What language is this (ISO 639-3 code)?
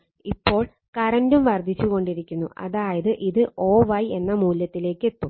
mal